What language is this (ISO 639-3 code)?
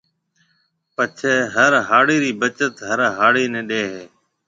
mve